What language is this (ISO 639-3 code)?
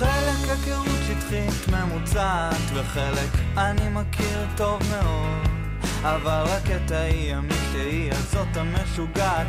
heb